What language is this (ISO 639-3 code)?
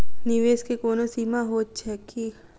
mai